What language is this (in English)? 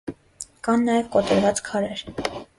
Armenian